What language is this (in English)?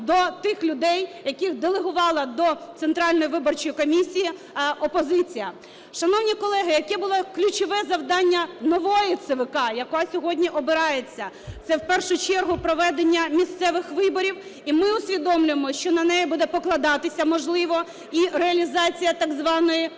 Ukrainian